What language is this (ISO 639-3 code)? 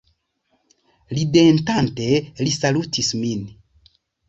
epo